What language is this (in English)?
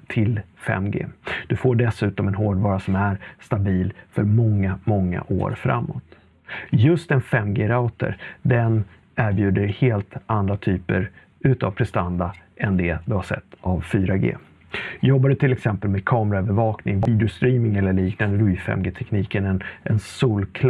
Swedish